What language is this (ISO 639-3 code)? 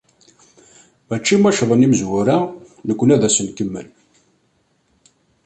kab